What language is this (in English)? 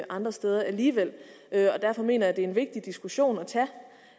Danish